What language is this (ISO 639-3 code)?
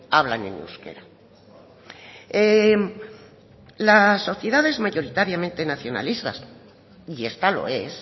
spa